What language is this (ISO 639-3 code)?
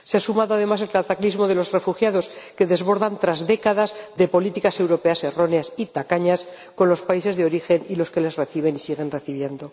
spa